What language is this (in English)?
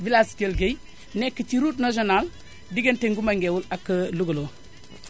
Wolof